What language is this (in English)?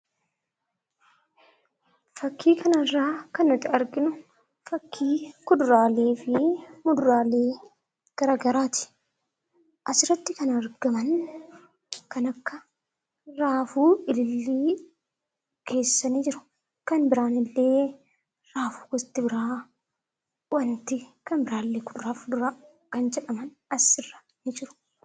Oromo